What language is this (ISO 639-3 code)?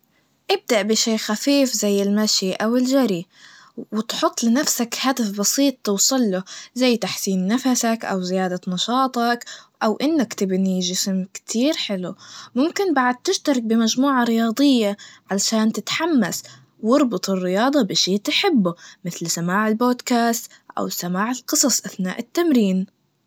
ars